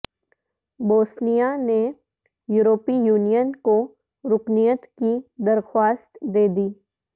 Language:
Urdu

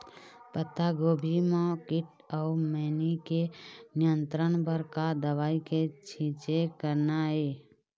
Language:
Chhattisgarhi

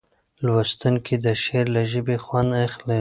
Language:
Pashto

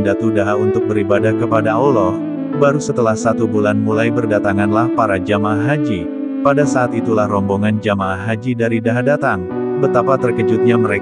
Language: Indonesian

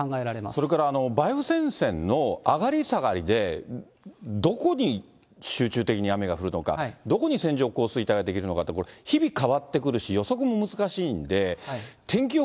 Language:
Japanese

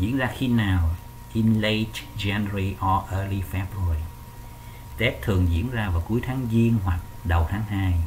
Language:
Vietnamese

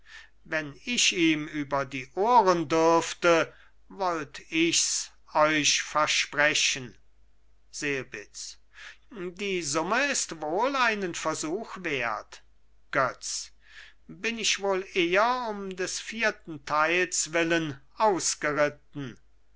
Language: German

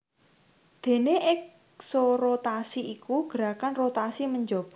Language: Javanese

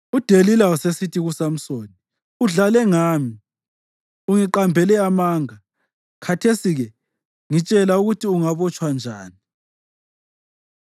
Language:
North Ndebele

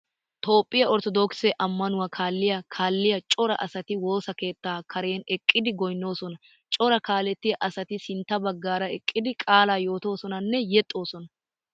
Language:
Wolaytta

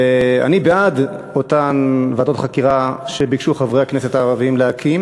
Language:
Hebrew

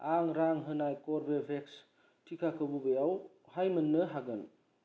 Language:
Bodo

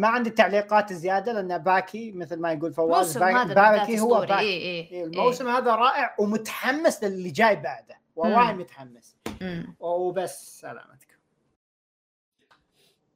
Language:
Arabic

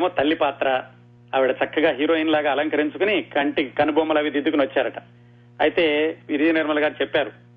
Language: Telugu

